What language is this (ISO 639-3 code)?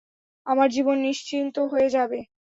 ben